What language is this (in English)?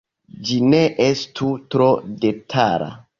Esperanto